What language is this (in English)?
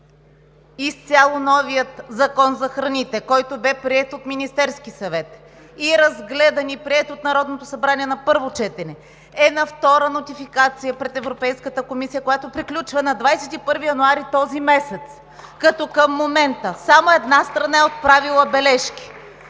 Bulgarian